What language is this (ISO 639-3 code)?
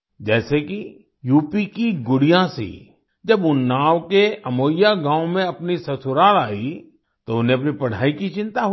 hin